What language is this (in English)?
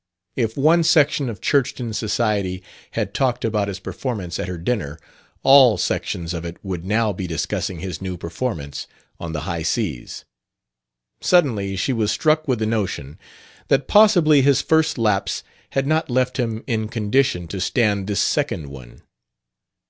English